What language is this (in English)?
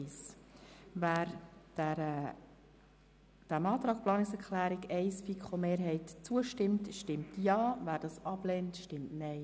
Swiss German